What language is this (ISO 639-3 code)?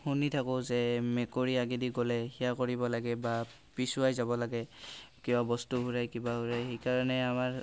asm